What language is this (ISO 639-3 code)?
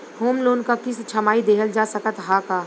bho